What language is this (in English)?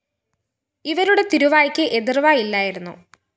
Malayalam